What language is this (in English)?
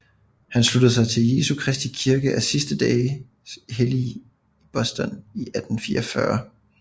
Danish